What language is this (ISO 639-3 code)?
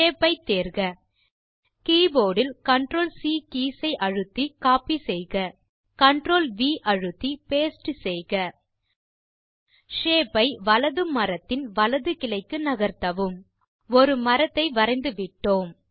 tam